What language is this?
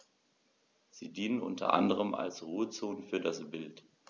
German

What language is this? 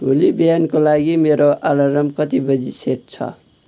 Nepali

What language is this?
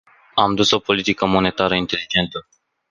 Romanian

